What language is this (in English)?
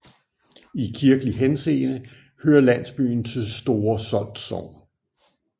Danish